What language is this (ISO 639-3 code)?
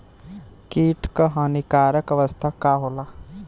bho